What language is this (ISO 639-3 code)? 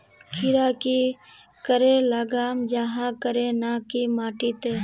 mag